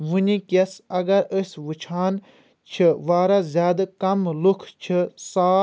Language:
Kashmiri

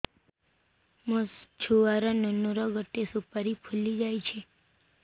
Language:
Odia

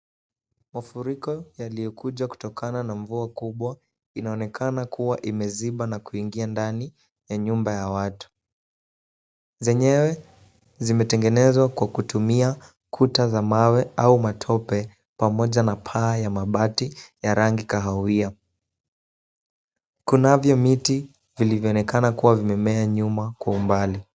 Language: Swahili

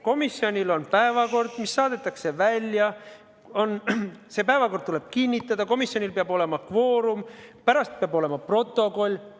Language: Estonian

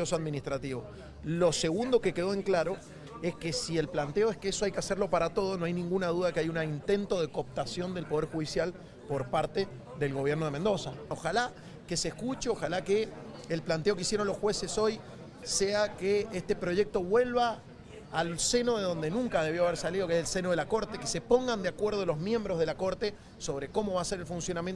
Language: Spanish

